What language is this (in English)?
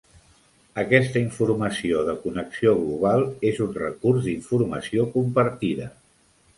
Catalan